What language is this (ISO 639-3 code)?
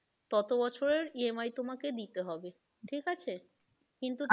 ben